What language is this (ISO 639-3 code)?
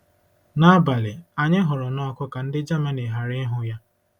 ibo